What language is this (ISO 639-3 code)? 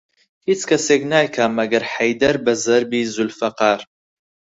ckb